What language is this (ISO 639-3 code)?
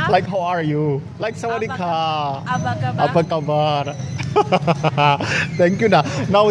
ind